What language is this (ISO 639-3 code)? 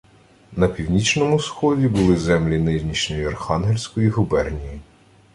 ukr